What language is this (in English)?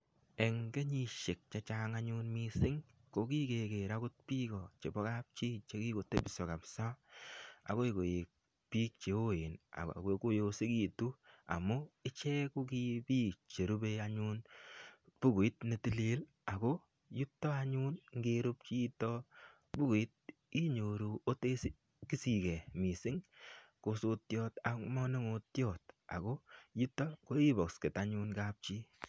Kalenjin